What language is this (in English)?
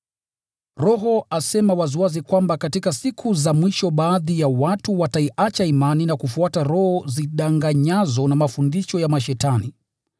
Swahili